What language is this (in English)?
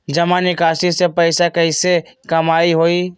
Magahi